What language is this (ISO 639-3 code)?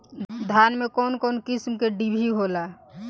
bho